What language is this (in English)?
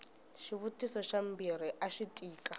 Tsonga